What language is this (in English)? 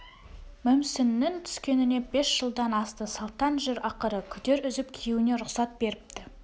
Kazakh